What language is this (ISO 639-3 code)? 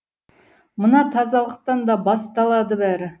kaz